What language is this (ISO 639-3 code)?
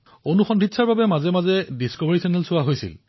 asm